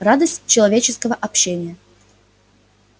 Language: Russian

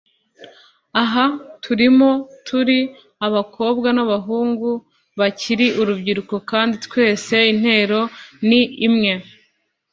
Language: Kinyarwanda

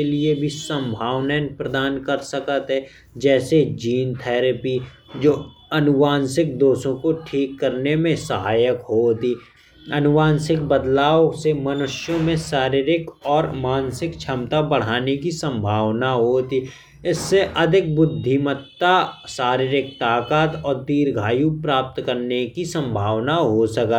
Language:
Bundeli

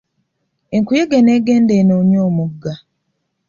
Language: Ganda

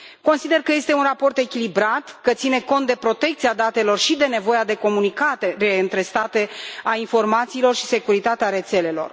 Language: Romanian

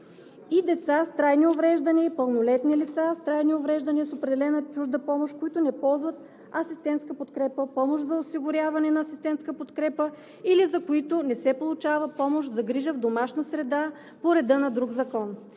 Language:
Bulgarian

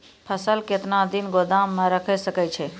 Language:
Maithili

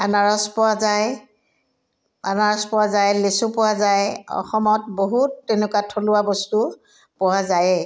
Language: Assamese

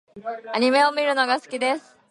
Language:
Japanese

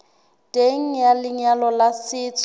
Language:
Southern Sotho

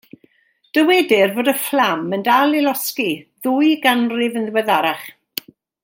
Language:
Welsh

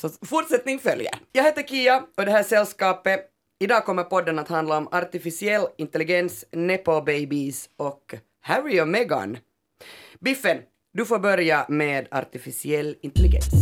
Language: Swedish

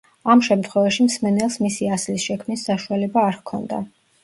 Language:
Georgian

